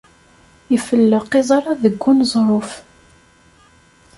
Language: Kabyle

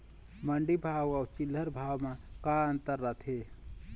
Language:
Chhattisgarhi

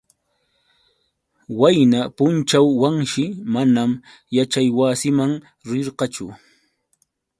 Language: Yauyos Quechua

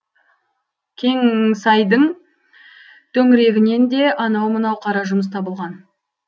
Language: Kazakh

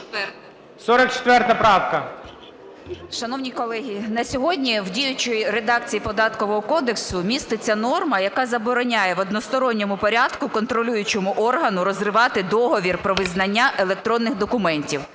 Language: Ukrainian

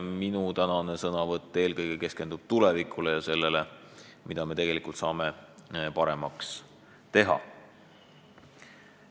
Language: Estonian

